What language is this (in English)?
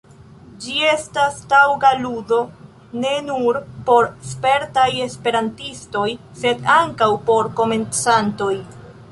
Esperanto